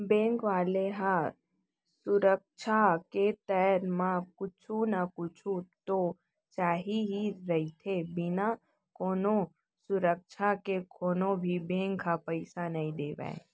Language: Chhattisgarhi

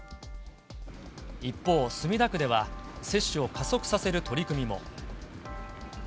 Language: Japanese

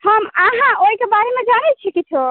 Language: Maithili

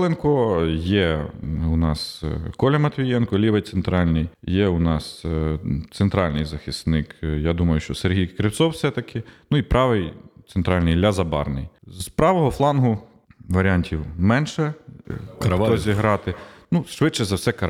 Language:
Ukrainian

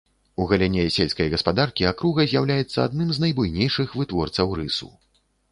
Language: Belarusian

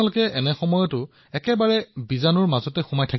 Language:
Assamese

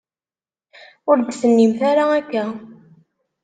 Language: Kabyle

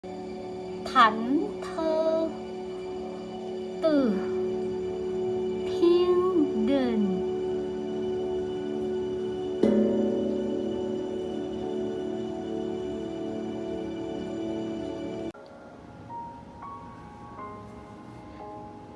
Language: Vietnamese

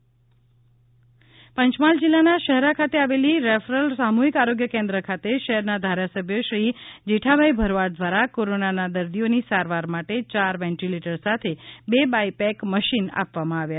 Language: Gujarati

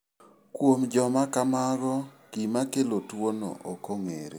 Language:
Luo (Kenya and Tanzania)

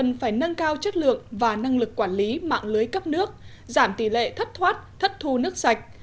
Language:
Vietnamese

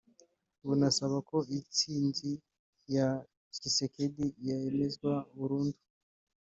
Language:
Kinyarwanda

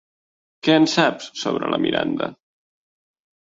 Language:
Catalan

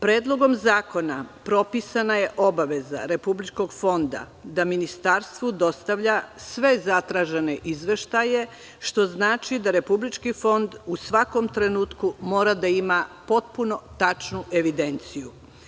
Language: Serbian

